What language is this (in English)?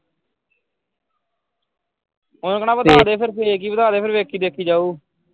Punjabi